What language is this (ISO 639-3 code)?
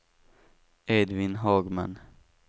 swe